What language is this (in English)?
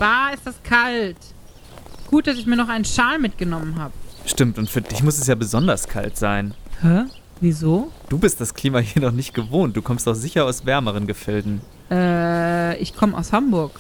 German